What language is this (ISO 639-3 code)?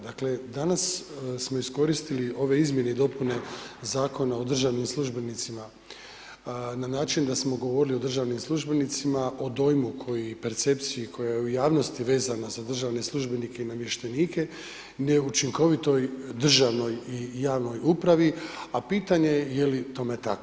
hrv